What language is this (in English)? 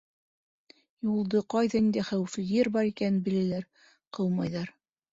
Bashkir